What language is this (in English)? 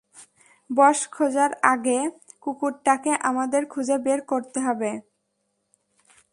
Bangla